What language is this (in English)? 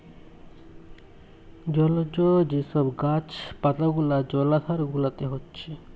Bangla